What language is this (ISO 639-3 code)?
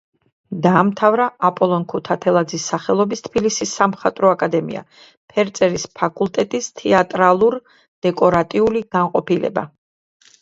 kat